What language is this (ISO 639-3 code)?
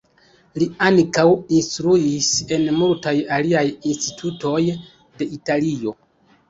epo